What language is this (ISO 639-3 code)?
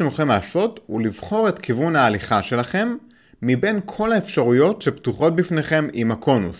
heb